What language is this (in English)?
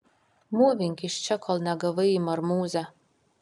Lithuanian